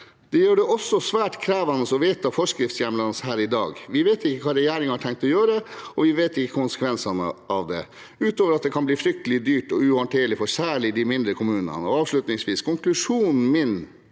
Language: Norwegian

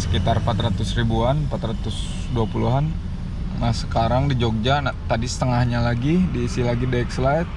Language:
Indonesian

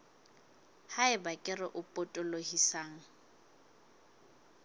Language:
Southern Sotho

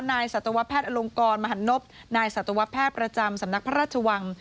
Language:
Thai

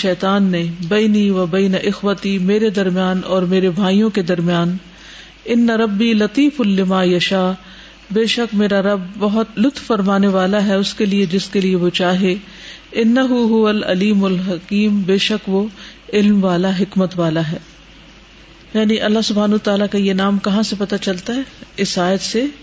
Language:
Urdu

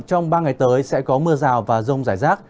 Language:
Vietnamese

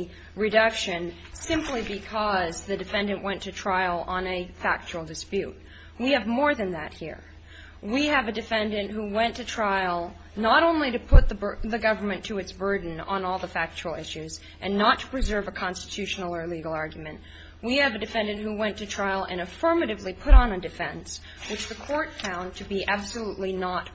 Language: English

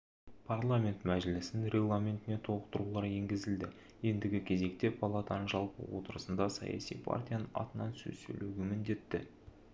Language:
Kazakh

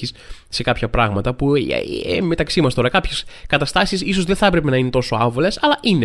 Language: Greek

